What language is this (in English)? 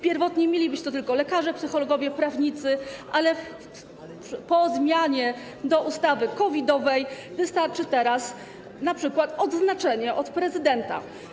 Polish